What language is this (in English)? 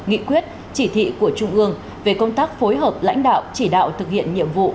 Vietnamese